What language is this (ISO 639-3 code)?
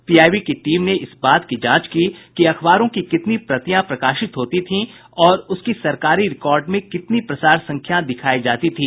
hin